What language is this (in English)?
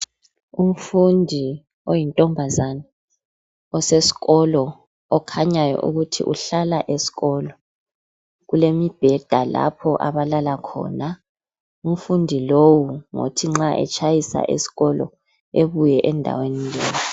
North Ndebele